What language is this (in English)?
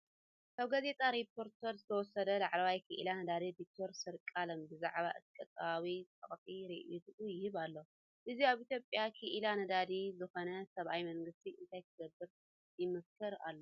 Tigrinya